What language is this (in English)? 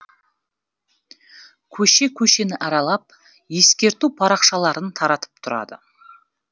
Kazakh